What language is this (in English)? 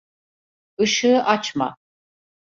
Turkish